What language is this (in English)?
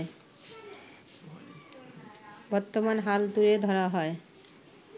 Bangla